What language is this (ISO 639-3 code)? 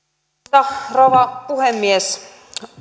fin